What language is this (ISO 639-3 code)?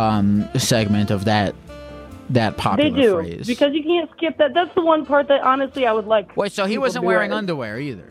eng